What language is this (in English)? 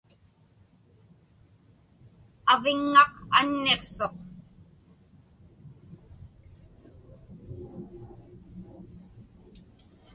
Inupiaq